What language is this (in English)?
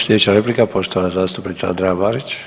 Croatian